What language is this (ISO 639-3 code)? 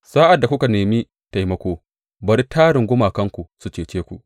hau